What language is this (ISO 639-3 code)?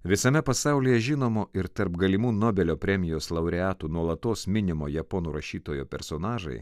lit